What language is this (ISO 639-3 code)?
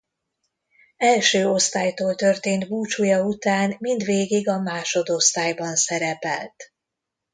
hun